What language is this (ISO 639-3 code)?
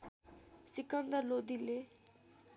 nep